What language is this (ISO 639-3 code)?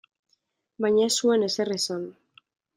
eus